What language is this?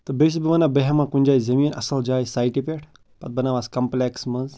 Kashmiri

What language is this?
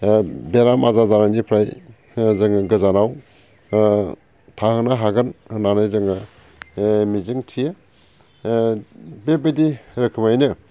Bodo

